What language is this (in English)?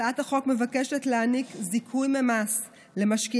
Hebrew